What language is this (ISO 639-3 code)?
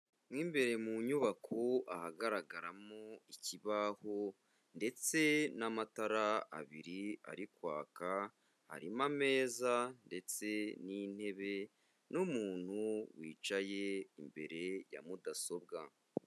kin